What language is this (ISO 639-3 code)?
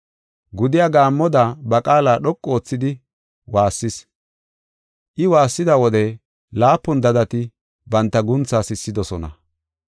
gof